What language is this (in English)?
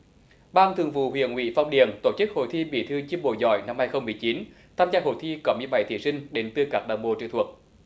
Vietnamese